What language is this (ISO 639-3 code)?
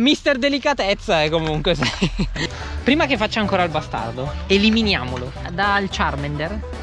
ita